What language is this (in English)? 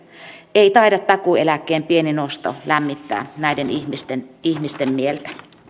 Finnish